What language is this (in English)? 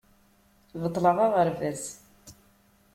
Kabyle